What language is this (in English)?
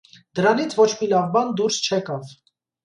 Armenian